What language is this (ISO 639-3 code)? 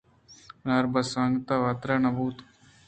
bgp